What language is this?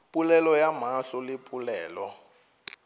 Northern Sotho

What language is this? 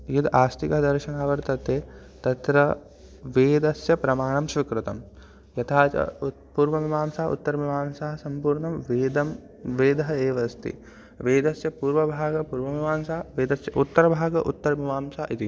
Sanskrit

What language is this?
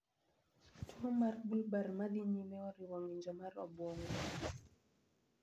Luo (Kenya and Tanzania)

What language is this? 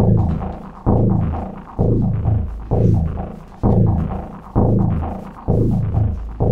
Portuguese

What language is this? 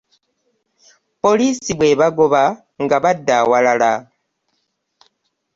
Ganda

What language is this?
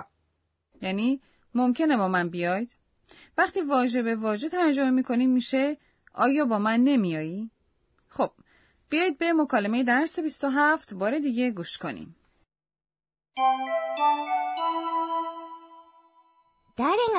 Persian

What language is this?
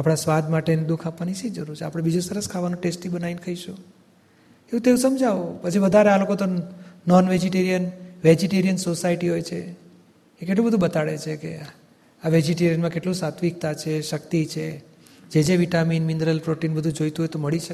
Gujarati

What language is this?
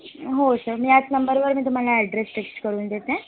Marathi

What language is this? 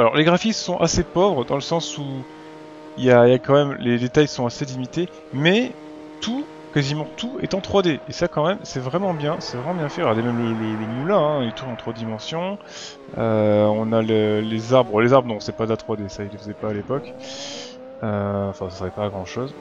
French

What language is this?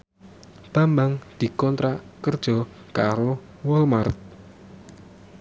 Javanese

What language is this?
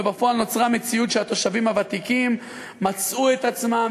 Hebrew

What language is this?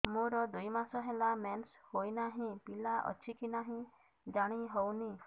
Odia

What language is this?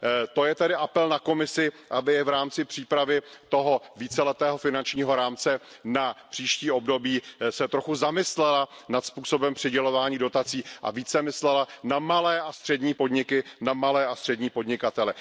Czech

